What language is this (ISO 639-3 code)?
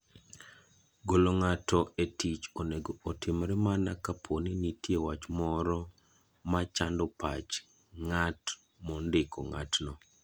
luo